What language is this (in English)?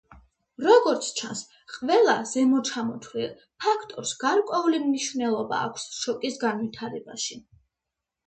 Georgian